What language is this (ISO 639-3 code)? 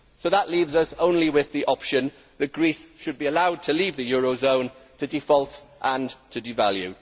eng